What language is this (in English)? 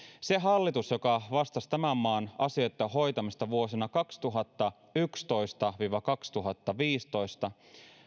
Finnish